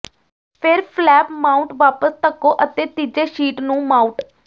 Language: Punjabi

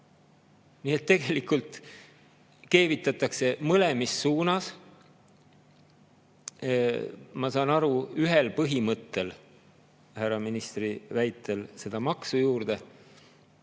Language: Estonian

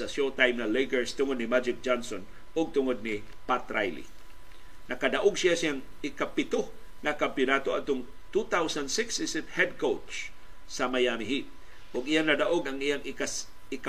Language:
Filipino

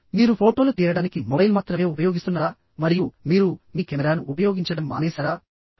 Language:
Telugu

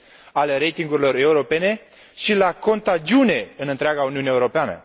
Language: Romanian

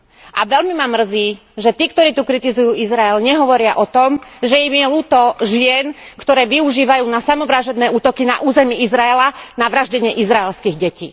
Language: Slovak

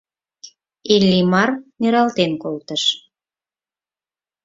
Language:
Mari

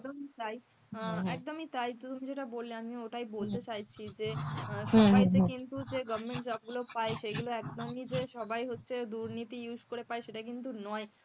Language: Bangla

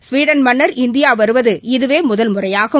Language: Tamil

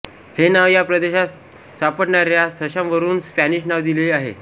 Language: Marathi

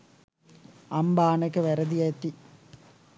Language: Sinhala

